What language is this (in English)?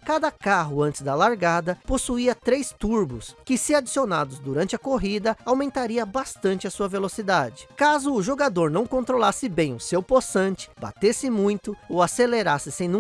Portuguese